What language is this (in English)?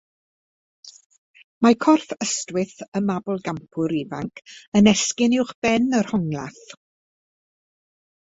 Welsh